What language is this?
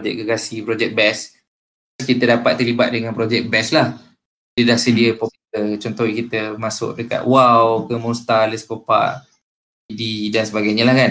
Malay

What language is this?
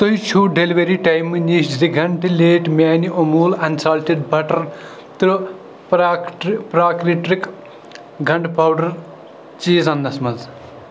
Kashmiri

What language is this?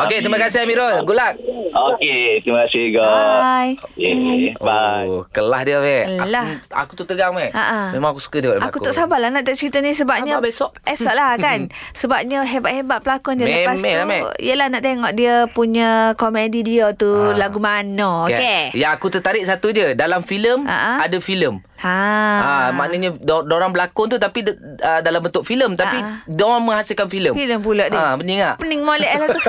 Malay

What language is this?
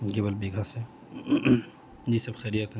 Urdu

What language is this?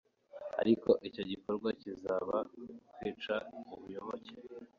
Kinyarwanda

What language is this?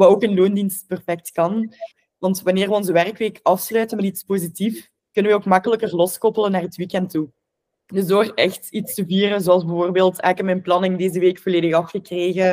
Dutch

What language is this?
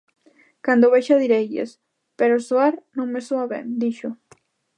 Galician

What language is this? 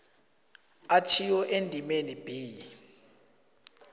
South Ndebele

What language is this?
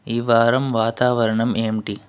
Telugu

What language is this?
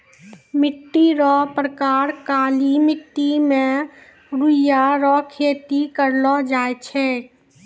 Maithili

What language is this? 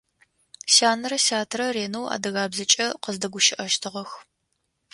Adyghe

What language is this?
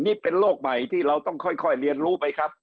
Thai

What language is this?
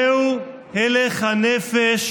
Hebrew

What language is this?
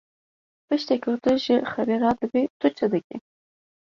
Kurdish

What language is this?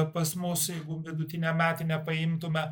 Lithuanian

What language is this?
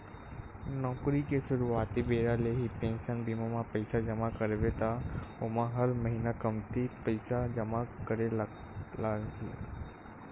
Chhattisgarhi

